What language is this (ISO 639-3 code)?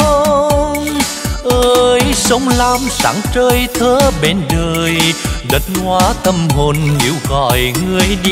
vie